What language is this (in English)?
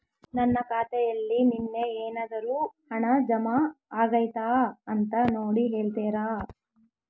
Kannada